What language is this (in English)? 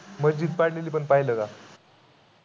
Marathi